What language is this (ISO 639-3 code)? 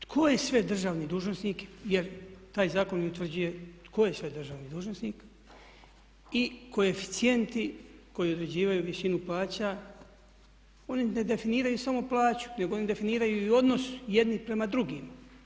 hrv